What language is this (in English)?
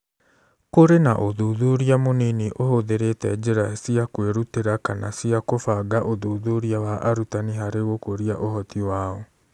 Kikuyu